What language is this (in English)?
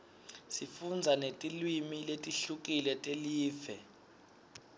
Swati